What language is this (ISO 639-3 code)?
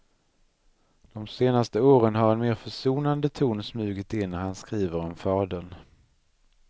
swe